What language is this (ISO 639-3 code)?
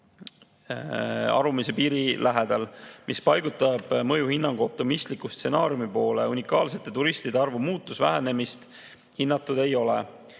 est